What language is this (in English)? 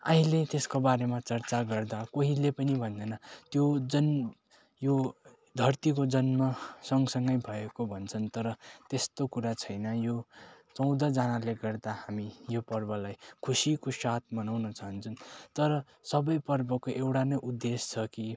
Nepali